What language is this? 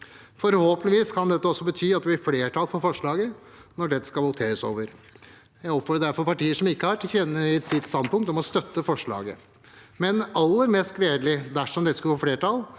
Norwegian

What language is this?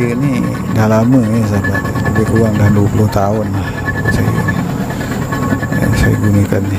Malay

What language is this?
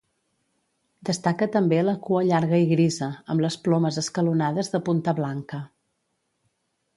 Catalan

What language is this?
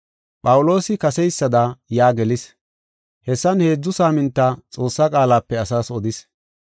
Gofa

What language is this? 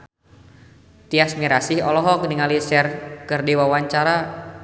Sundanese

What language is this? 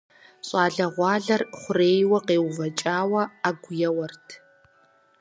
Kabardian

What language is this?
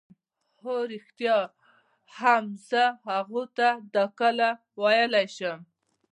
Pashto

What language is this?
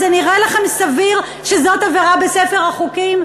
Hebrew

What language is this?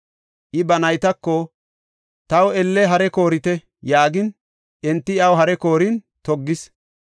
Gofa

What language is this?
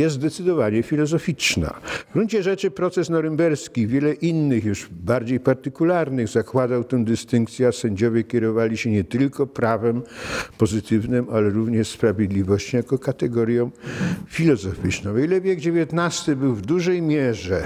Polish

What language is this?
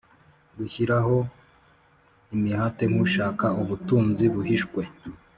Kinyarwanda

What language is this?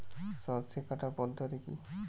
Bangla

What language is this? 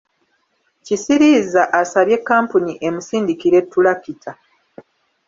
Ganda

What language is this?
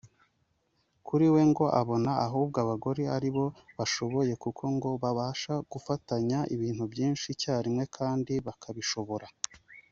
Kinyarwanda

